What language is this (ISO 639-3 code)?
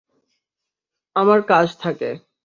ben